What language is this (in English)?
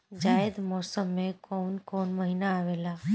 Bhojpuri